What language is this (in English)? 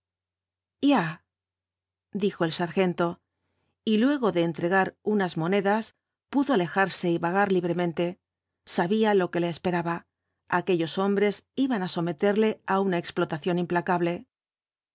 Spanish